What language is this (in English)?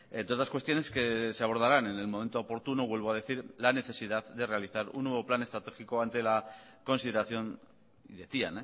Spanish